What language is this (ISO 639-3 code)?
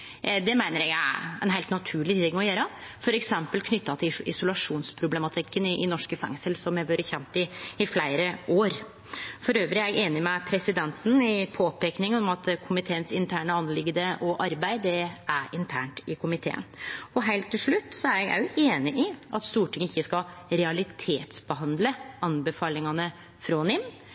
nno